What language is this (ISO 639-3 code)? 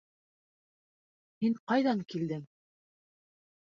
bak